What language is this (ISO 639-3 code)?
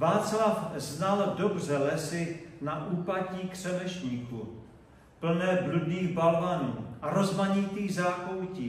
ces